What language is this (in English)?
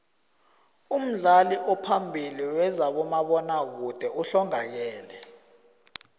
South Ndebele